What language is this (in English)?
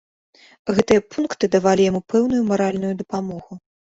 Belarusian